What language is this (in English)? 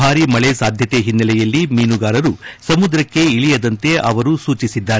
Kannada